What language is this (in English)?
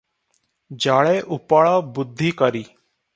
Odia